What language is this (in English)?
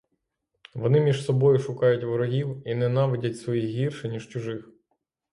Ukrainian